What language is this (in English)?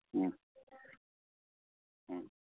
Manipuri